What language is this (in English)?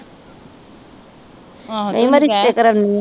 Punjabi